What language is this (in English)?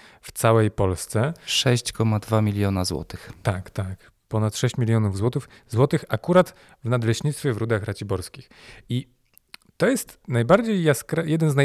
Polish